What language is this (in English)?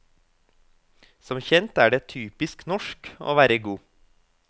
Norwegian